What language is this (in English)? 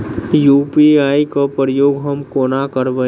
Maithili